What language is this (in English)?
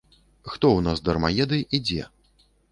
Belarusian